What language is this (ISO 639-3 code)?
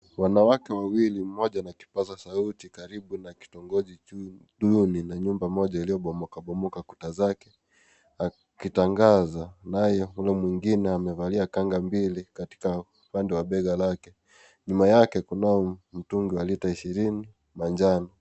swa